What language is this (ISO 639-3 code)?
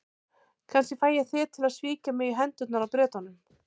isl